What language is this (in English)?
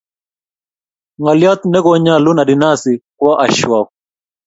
Kalenjin